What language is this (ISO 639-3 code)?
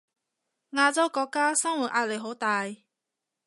yue